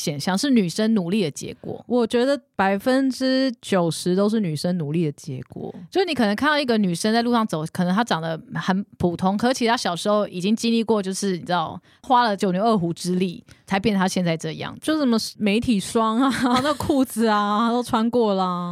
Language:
Chinese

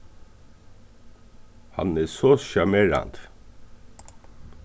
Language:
Faroese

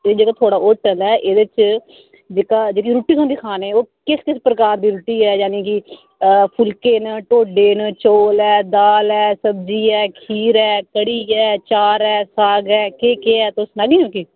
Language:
Dogri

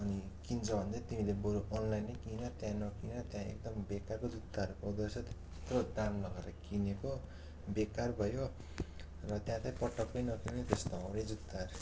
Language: Nepali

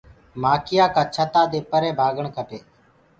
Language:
Gurgula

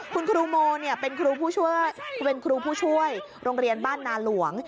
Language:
Thai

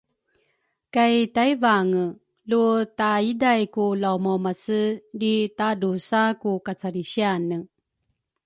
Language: Rukai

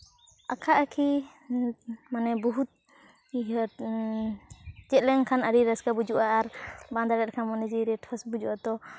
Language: Santali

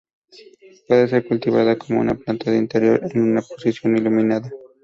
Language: Spanish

